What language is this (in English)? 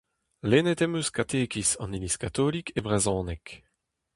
Breton